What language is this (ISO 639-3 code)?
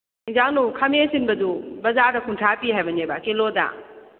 mni